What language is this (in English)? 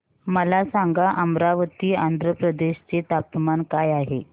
Marathi